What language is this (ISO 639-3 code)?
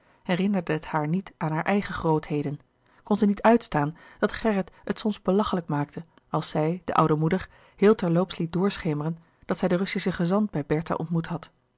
nld